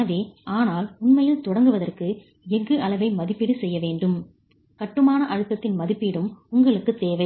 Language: Tamil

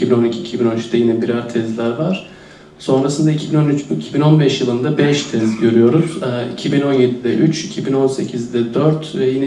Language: Turkish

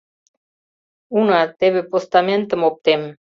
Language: Mari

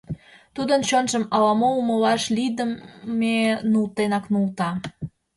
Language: Mari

